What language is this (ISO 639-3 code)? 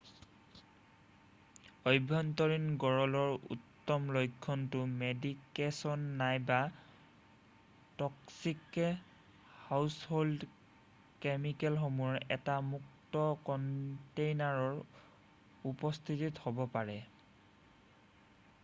asm